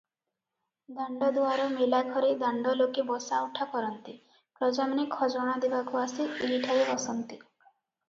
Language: Odia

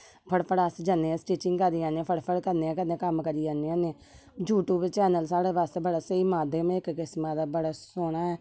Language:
Dogri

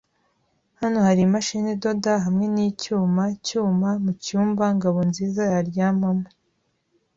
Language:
Kinyarwanda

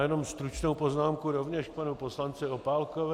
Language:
Czech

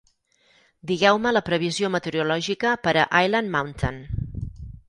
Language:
Catalan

